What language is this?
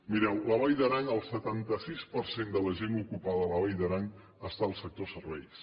Catalan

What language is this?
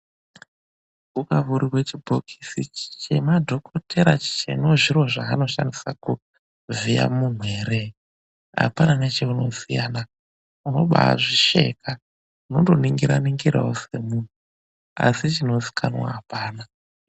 Ndau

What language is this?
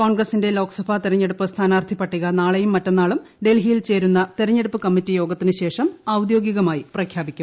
Malayalam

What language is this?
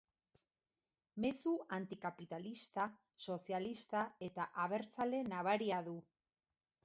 Basque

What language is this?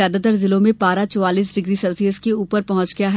Hindi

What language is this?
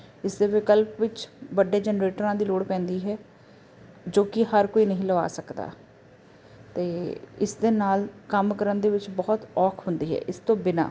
Punjabi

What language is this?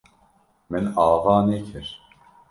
Kurdish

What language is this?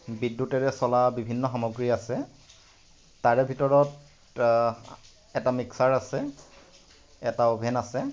Assamese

